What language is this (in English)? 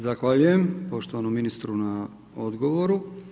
Croatian